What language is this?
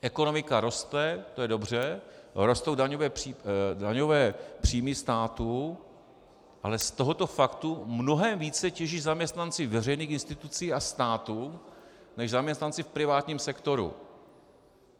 Czech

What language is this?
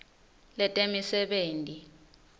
Swati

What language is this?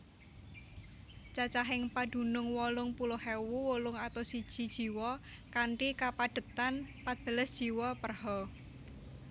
Javanese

